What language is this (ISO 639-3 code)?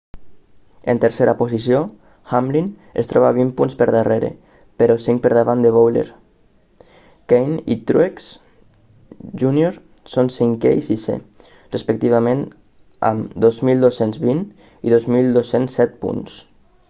cat